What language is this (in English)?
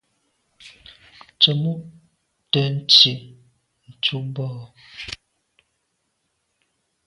Medumba